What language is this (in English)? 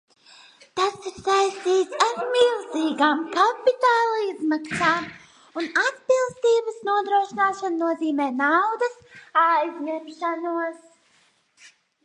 Latvian